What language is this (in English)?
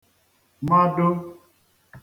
Igbo